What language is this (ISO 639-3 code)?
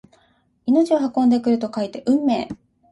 jpn